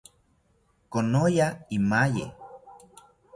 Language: South Ucayali Ashéninka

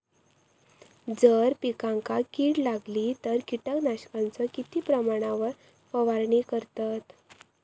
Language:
Marathi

